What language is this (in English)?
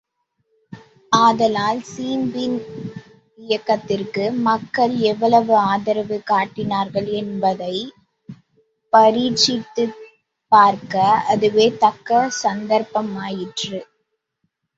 Tamil